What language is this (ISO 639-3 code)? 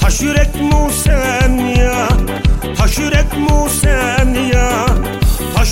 tur